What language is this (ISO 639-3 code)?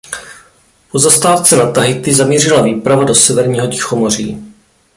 ces